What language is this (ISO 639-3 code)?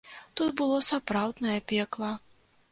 bel